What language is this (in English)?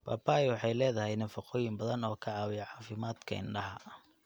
Somali